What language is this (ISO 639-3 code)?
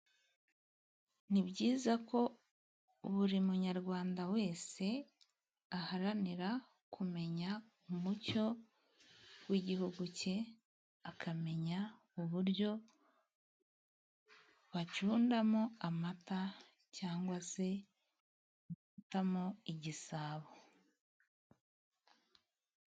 kin